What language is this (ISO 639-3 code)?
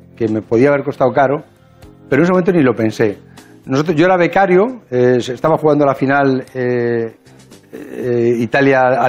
spa